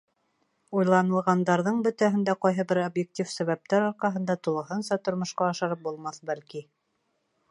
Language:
Bashkir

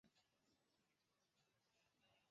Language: Chinese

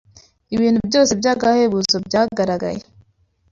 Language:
Kinyarwanda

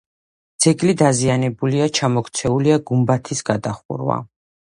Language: Georgian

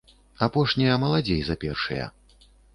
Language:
Belarusian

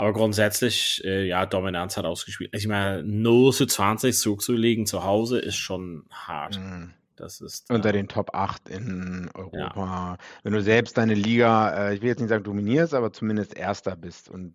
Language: German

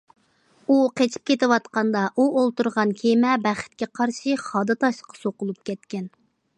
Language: Uyghur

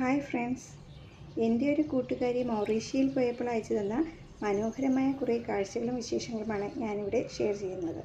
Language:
Malayalam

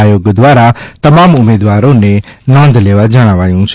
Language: Gujarati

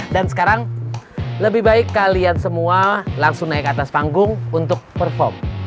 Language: Indonesian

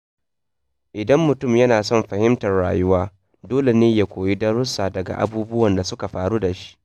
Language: Hausa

